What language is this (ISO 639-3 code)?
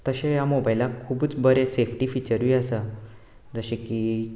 kok